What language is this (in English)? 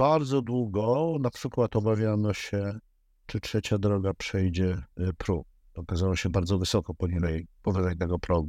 Polish